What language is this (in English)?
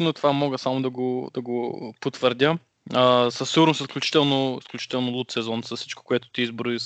Bulgarian